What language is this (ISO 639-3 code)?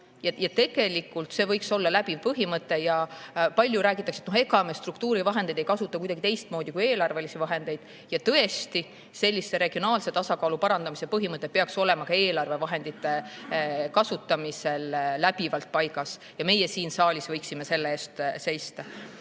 est